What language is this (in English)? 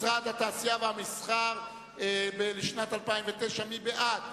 Hebrew